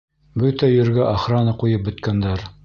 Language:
Bashkir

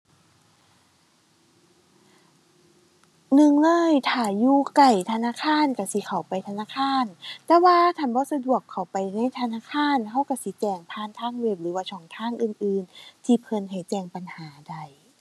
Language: Thai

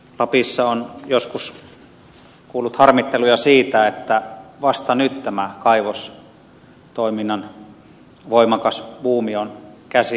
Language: Finnish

